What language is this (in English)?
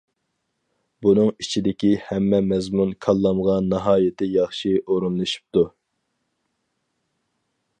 Uyghur